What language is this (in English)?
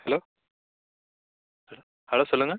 Tamil